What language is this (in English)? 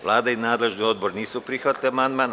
Serbian